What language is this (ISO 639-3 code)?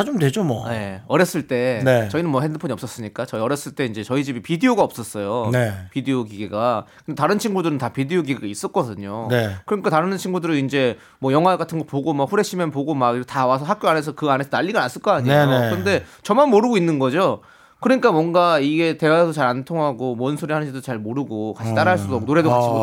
kor